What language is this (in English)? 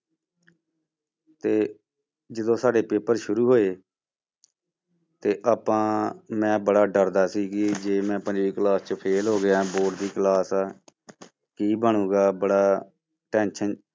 Punjabi